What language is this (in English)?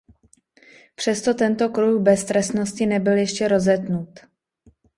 Czech